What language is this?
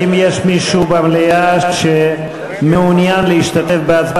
Hebrew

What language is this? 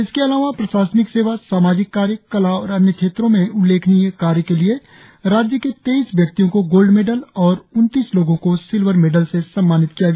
Hindi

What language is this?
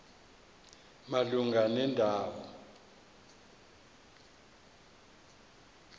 Xhosa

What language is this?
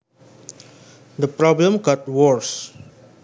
Javanese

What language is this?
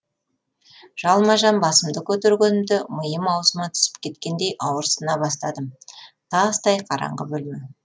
Kazakh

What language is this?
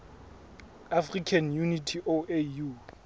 Southern Sotho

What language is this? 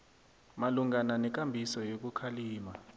South Ndebele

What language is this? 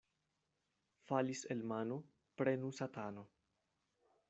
Esperanto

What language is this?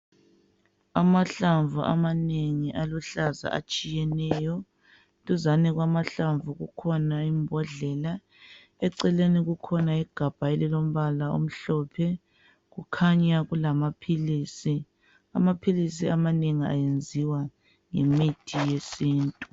North Ndebele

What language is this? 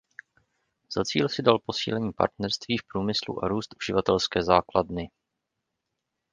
Czech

